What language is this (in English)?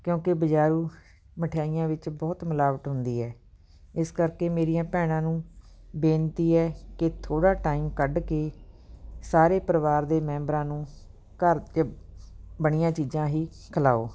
Punjabi